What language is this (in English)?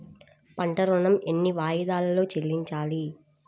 Telugu